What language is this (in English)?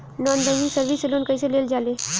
Bhojpuri